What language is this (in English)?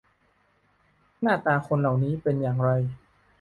Thai